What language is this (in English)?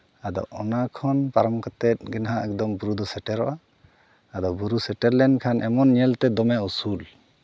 Santali